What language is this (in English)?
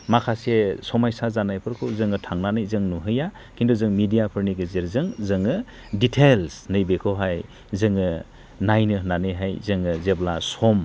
Bodo